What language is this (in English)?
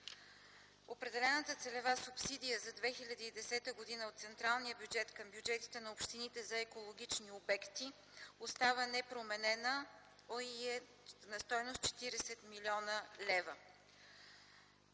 Bulgarian